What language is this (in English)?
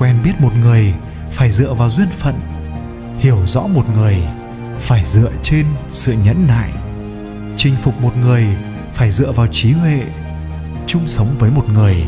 Vietnamese